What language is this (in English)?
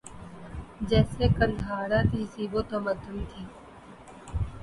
Urdu